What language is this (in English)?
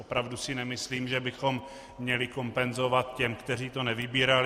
Czech